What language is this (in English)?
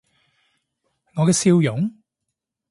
Cantonese